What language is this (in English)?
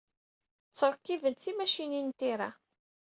Kabyle